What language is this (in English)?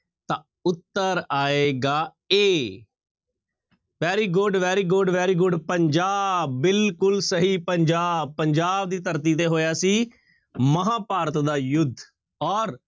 Punjabi